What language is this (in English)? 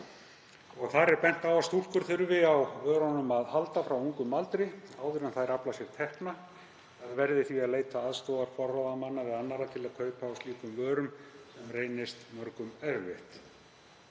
Icelandic